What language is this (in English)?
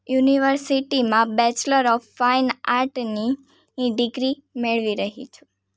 Gujarati